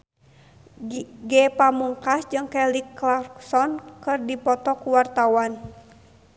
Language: Sundanese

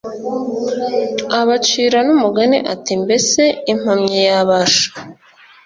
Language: Kinyarwanda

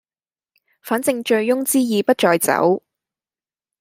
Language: Cantonese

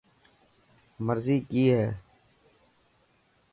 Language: Dhatki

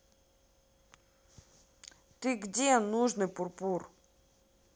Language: Russian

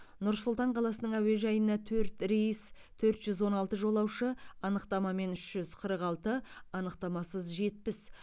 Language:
Kazakh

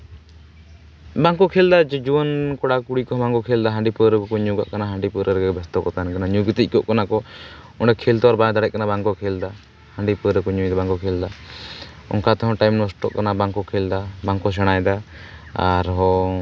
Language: Santali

